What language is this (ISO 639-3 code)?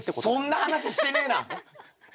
jpn